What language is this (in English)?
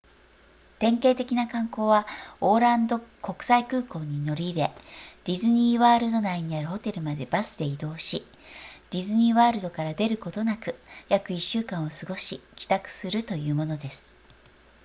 Japanese